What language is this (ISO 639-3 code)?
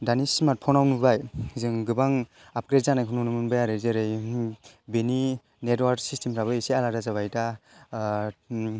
brx